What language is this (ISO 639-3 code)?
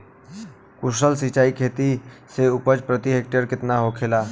bho